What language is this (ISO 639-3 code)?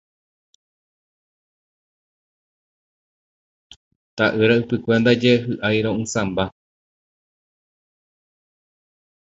grn